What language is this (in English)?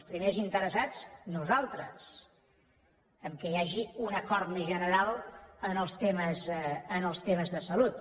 Catalan